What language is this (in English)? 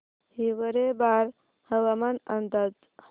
Marathi